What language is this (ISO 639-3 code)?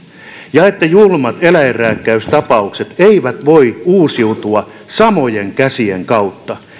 fin